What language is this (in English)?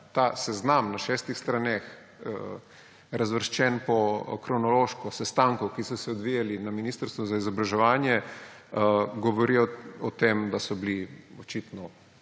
Slovenian